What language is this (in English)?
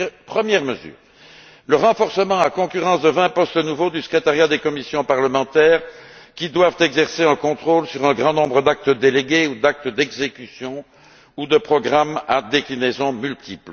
French